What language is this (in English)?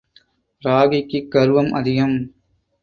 Tamil